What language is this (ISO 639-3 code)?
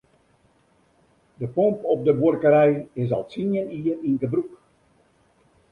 fry